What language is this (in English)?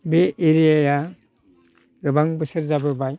Bodo